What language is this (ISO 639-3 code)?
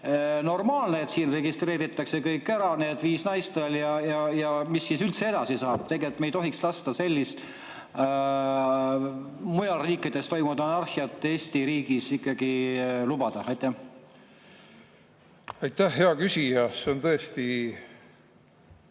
est